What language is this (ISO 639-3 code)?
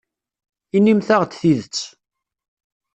kab